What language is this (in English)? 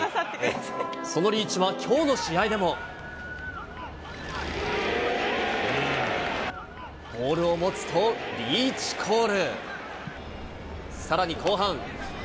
Japanese